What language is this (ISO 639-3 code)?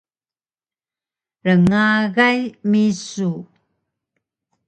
trv